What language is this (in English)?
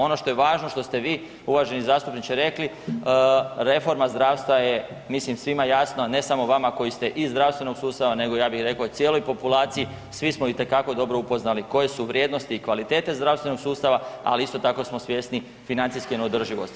Croatian